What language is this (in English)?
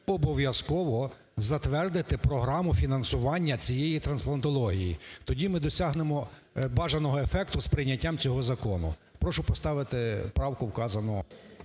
Ukrainian